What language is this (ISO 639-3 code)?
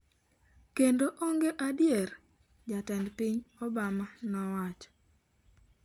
luo